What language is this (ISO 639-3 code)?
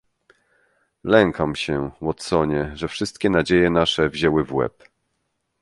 pol